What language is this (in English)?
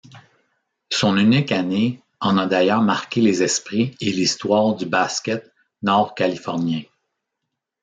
French